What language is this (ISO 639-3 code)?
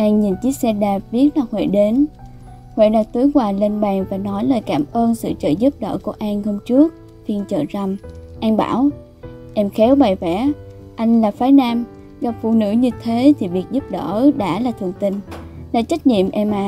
vie